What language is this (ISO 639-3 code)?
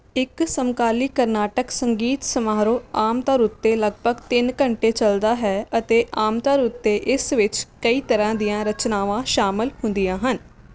pan